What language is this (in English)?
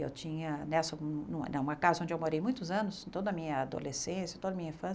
Portuguese